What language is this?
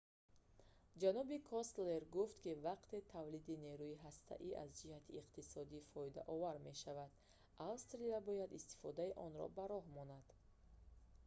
Tajik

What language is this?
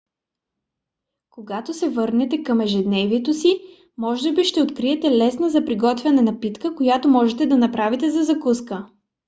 Bulgarian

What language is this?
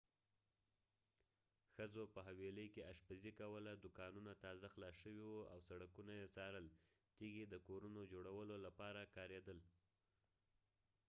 Pashto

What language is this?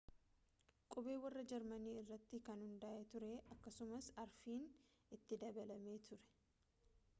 Oromo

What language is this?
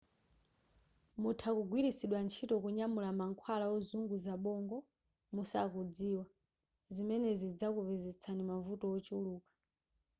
Nyanja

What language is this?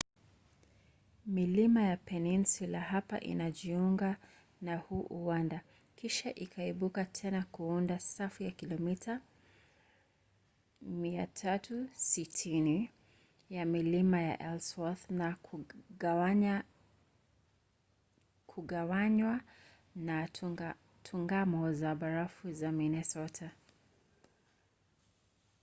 Swahili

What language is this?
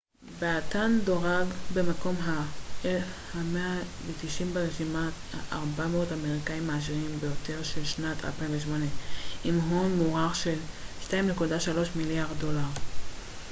Hebrew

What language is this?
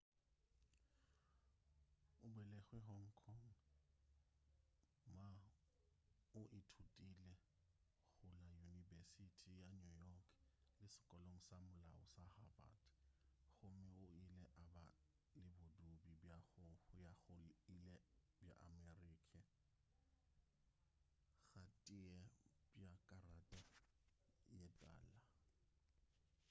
Northern Sotho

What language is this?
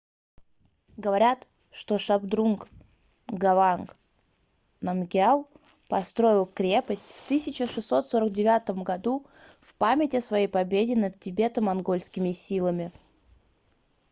Russian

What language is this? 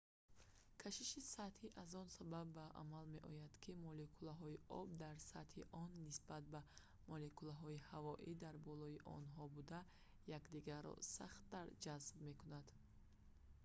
Tajik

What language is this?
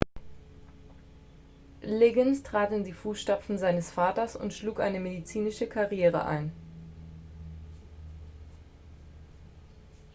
German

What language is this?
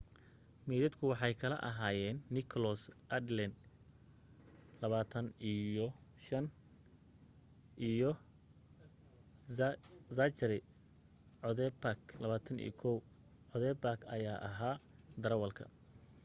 Somali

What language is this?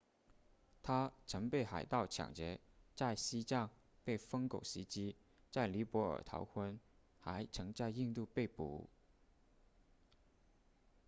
Chinese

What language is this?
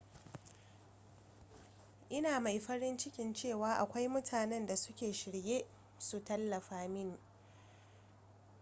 Hausa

